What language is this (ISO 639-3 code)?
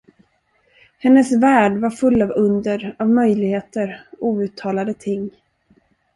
swe